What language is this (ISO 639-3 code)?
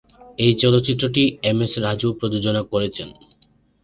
ben